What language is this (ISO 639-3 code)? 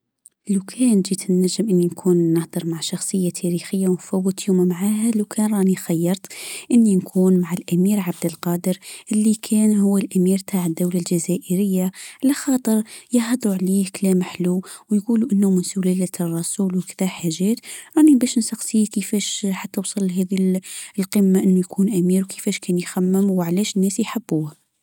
aeb